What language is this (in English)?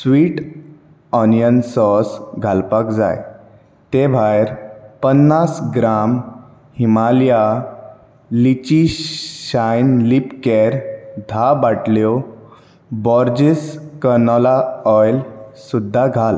Konkani